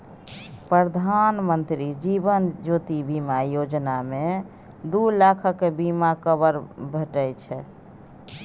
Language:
Maithili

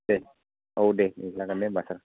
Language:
Bodo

